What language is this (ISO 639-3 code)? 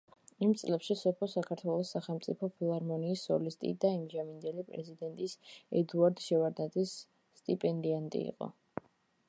kat